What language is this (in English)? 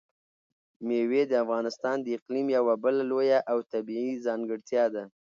Pashto